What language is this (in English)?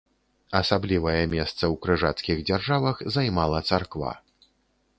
Belarusian